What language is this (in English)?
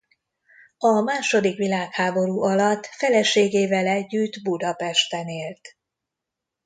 Hungarian